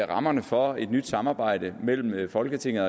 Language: Danish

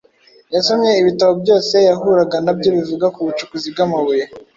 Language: Kinyarwanda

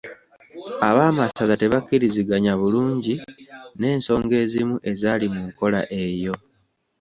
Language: Ganda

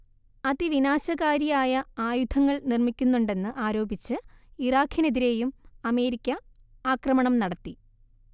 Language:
Malayalam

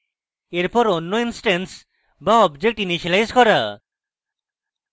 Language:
Bangla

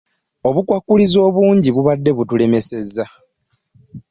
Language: Ganda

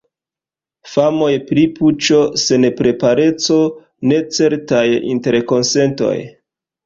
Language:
Esperanto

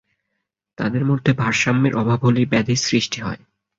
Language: Bangla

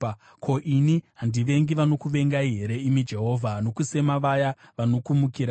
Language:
Shona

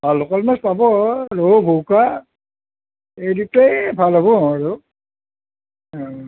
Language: Assamese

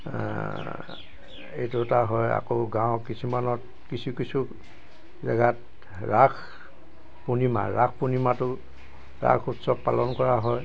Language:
Assamese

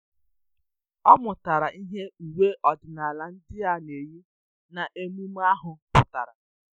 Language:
Igbo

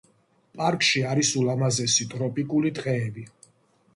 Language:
Georgian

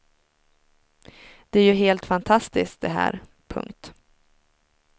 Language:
Swedish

